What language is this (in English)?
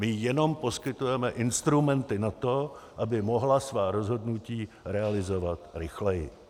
Czech